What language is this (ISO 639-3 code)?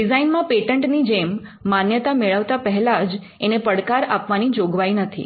guj